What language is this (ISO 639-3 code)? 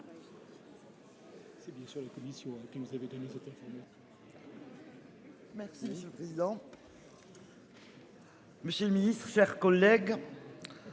fra